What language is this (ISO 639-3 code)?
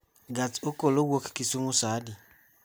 luo